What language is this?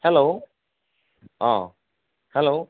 Assamese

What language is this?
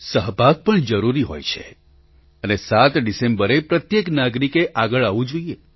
Gujarati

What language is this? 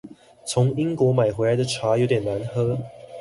Chinese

